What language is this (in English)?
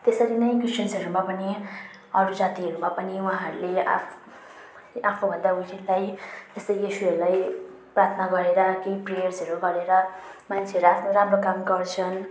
Nepali